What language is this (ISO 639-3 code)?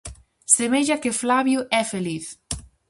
glg